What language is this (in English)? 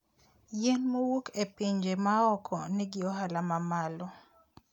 Luo (Kenya and Tanzania)